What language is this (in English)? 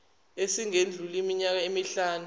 Zulu